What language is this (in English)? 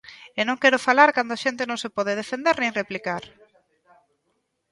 Galician